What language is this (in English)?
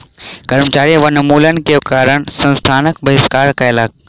Maithili